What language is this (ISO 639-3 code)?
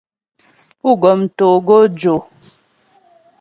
bbj